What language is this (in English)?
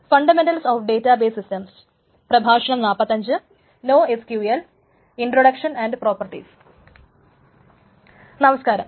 Malayalam